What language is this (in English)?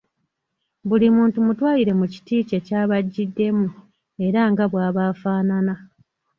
Ganda